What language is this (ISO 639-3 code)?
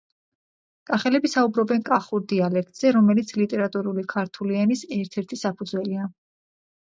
kat